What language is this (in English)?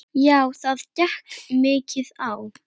Icelandic